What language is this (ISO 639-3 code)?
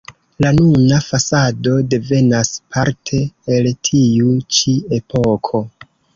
epo